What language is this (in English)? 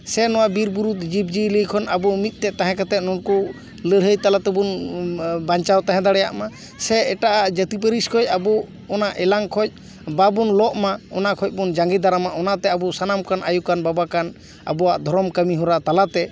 Santali